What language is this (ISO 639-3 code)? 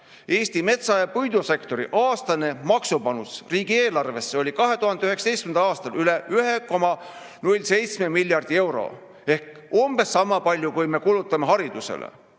est